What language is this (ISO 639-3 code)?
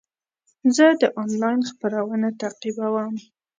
pus